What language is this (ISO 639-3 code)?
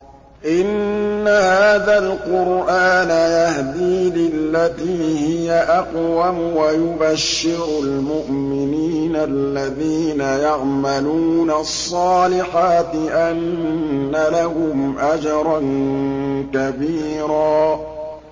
ara